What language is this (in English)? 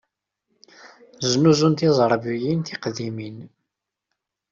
Kabyle